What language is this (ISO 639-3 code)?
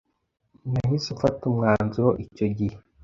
kin